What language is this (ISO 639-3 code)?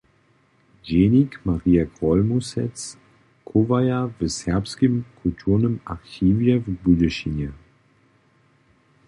hsb